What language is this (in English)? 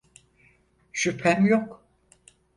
Turkish